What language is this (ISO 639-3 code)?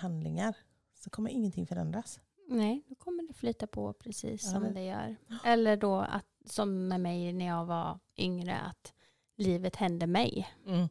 swe